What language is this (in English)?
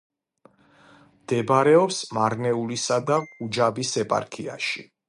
Georgian